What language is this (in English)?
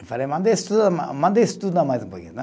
Portuguese